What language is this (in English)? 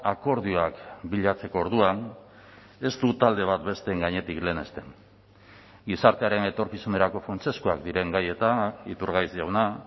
Basque